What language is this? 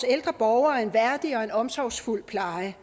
Danish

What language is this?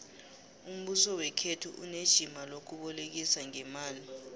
South Ndebele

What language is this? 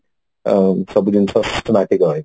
Odia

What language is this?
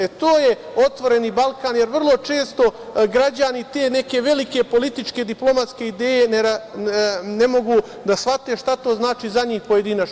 Serbian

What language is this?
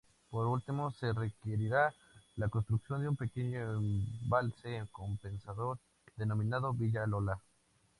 Spanish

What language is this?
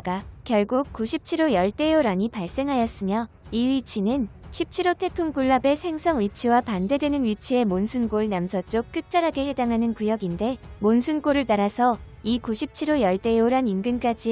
Korean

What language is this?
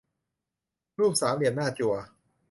Thai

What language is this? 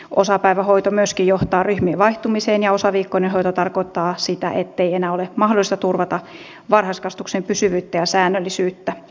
Finnish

